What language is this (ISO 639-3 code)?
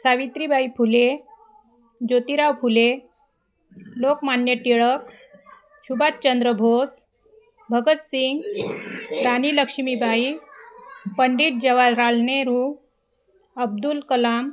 mar